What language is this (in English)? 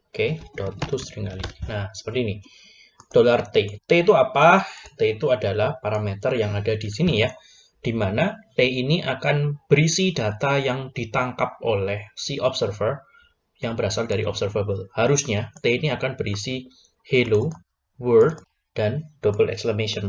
Indonesian